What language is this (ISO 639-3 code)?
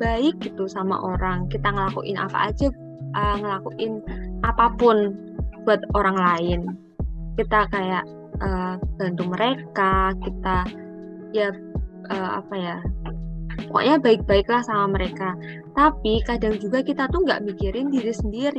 ind